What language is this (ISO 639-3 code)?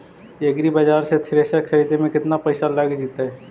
mag